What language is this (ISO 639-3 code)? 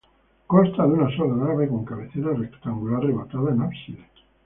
spa